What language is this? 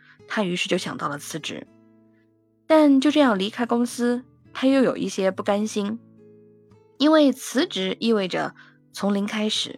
Chinese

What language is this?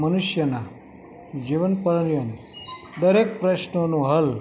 Gujarati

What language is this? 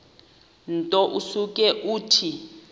Xhosa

